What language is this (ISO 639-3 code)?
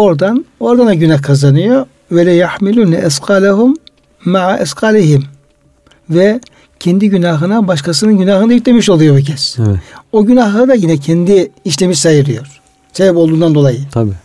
tur